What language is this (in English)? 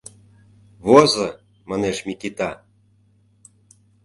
Mari